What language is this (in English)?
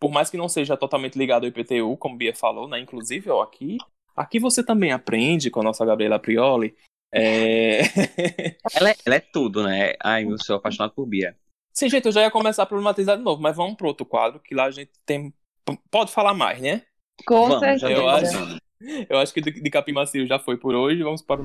Portuguese